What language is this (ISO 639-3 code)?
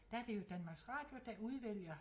dan